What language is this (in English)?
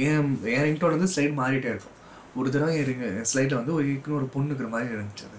Tamil